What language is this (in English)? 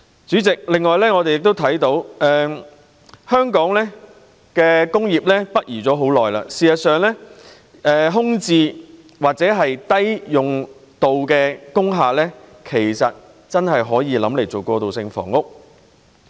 Cantonese